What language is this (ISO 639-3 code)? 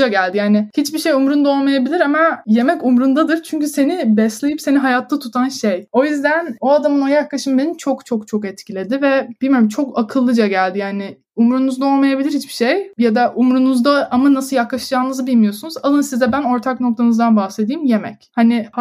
tur